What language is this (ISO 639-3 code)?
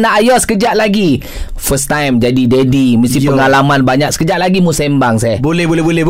msa